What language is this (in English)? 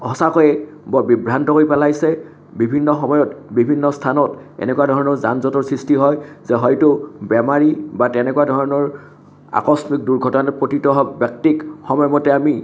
Assamese